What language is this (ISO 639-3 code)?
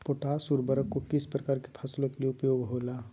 mag